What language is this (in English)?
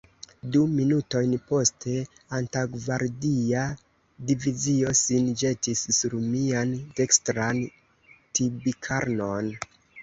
Esperanto